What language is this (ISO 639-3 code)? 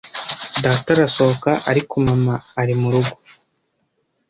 kin